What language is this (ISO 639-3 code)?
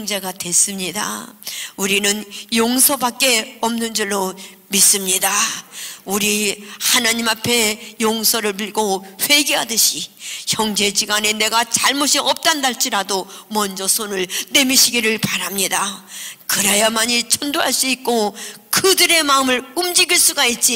kor